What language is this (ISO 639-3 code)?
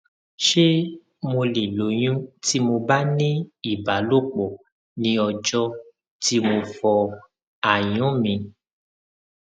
yor